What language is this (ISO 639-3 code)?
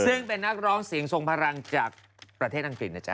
tha